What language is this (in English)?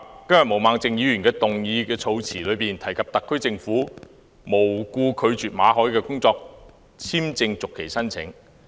Cantonese